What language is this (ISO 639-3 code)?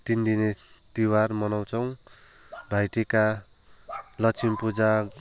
nep